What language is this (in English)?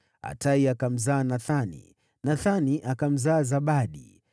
Swahili